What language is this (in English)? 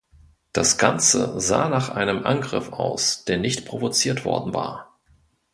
German